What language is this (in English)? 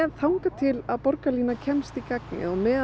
Icelandic